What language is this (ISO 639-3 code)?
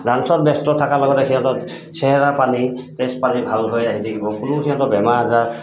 asm